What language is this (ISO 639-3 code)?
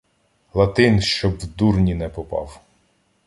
ukr